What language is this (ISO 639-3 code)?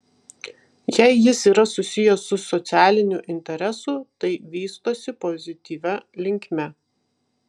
lit